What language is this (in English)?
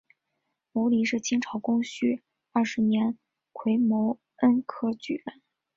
Chinese